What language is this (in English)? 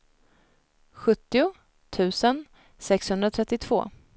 Swedish